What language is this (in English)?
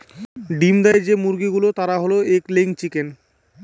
Bangla